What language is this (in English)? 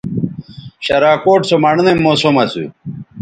Bateri